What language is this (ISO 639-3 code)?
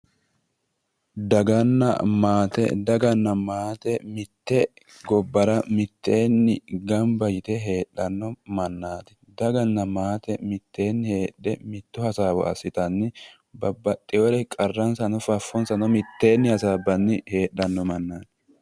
sid